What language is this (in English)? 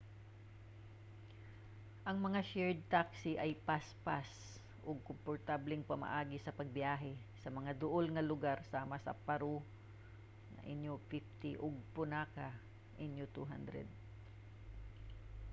Cebuano